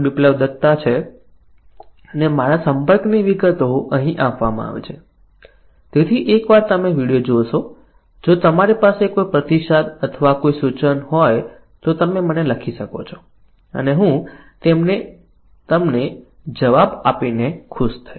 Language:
Gujarati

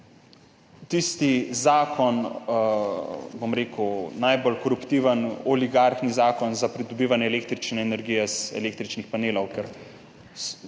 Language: Slovenian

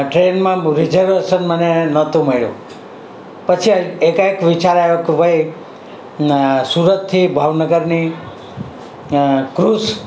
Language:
Gujarati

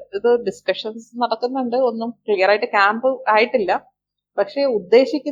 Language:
Malayalam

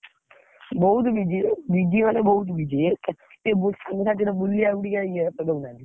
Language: Odia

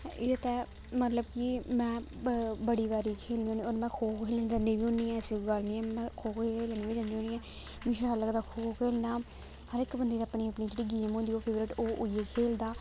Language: Dogri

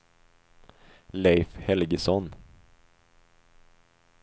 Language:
Swedish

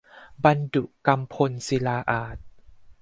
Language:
Thai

